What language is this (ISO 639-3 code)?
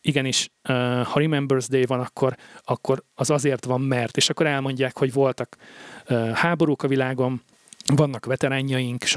hun